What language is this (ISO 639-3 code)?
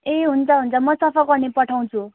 nep